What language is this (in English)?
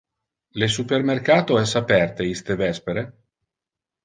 Interlingua